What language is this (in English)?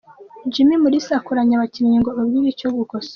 Kinyarwanda